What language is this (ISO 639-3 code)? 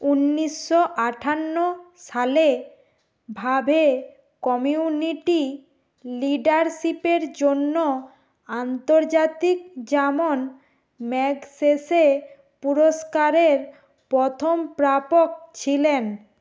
ben